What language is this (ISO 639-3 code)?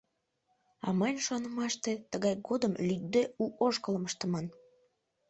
chm